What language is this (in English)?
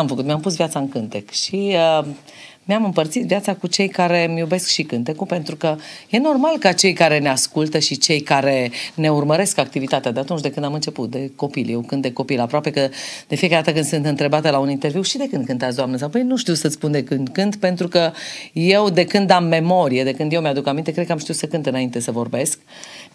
Romanian